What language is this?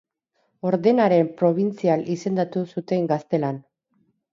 Basque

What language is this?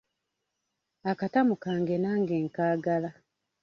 Ganda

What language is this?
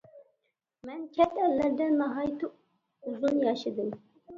Uyghur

